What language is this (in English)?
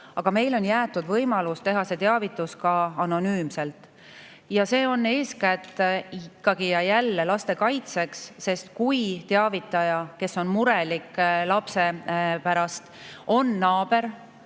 Estonian